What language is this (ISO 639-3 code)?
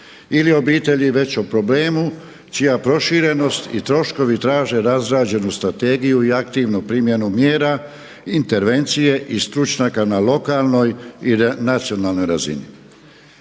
hrv